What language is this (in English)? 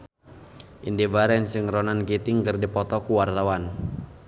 Sundanese